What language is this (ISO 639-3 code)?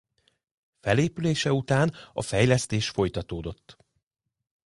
hun